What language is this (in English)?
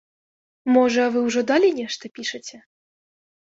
Belarusian